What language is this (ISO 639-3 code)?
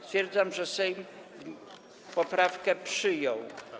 pol